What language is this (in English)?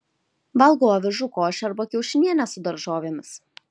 Lithuanian